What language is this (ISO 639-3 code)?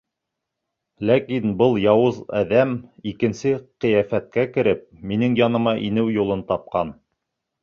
bak